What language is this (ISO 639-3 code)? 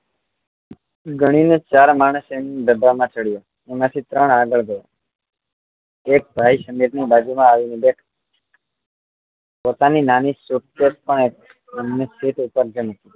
guj